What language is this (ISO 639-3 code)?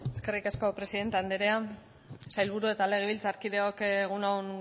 eus